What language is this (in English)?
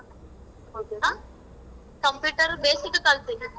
Kannada